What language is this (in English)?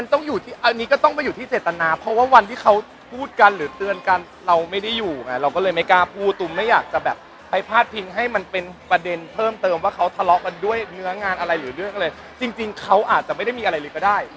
Thai